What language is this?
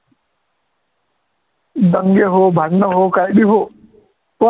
Marathi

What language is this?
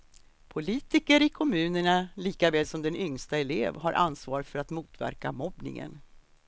Swedish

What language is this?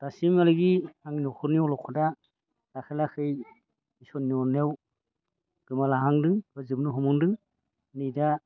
Bodo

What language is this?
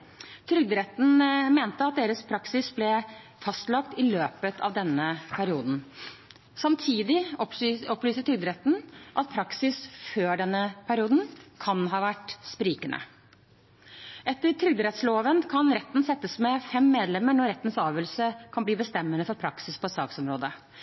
Norwegian Bokmål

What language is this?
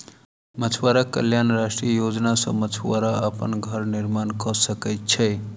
Maithili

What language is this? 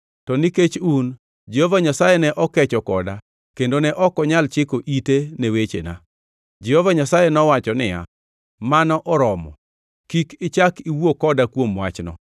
Luo (Kenya and Tanzania)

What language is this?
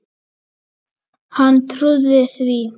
Icelandic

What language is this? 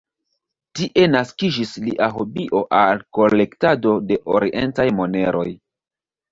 Esperanto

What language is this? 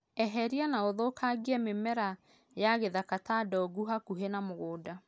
Kikuyu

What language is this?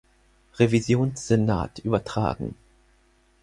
German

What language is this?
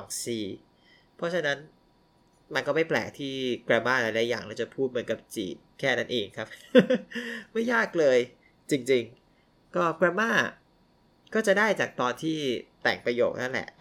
Thai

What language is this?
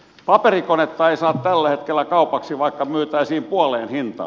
Finnish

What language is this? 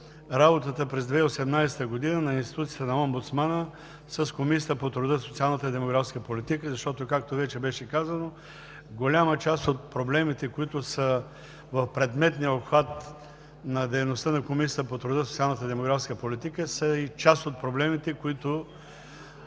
Bulgarian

